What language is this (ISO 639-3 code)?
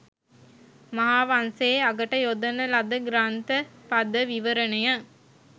sin